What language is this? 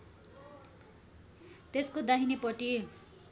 Nepali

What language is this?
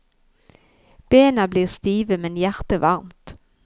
Norwegian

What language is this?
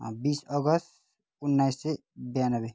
Nepali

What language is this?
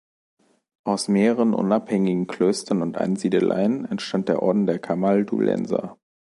German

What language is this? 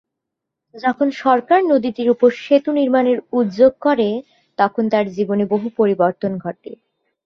Bangla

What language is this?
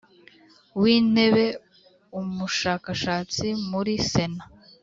Kinyarwanda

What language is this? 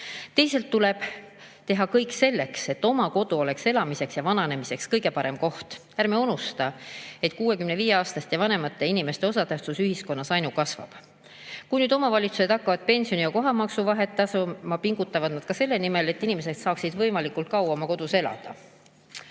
Estonian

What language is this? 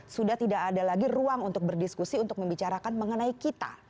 Indonesian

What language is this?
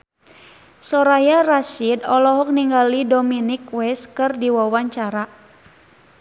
Sundanese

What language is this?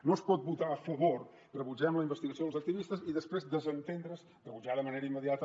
Catalan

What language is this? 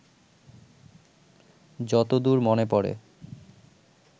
Bangla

